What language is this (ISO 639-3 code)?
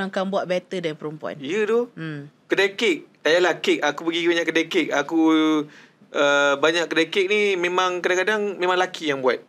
msa